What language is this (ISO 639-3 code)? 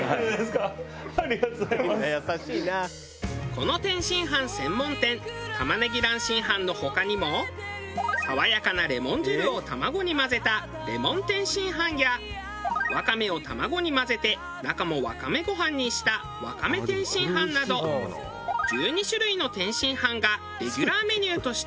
jpn